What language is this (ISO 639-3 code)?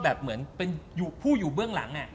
tha